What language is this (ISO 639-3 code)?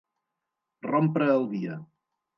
cat